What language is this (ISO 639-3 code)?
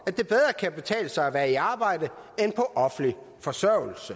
dan